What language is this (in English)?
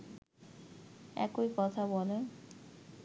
Bangla